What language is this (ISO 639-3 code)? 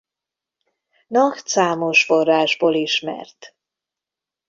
hun